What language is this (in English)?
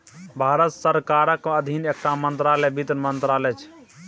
Maithili